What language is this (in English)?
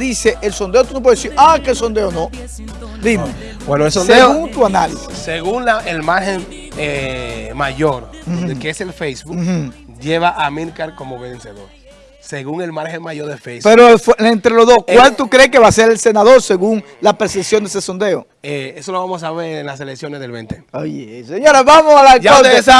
Spanish